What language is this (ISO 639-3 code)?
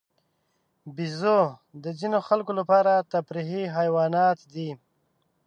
pus